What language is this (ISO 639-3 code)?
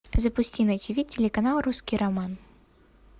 rus